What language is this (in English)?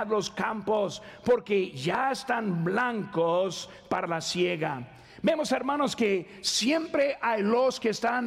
Spanish